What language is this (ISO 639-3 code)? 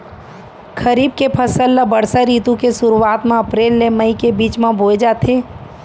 hne